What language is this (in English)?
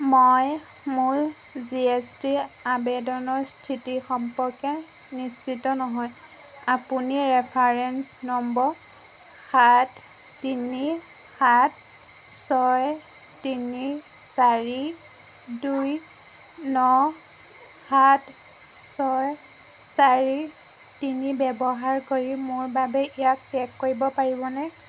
Assamese